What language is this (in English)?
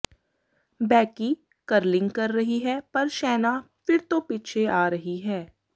Punjabi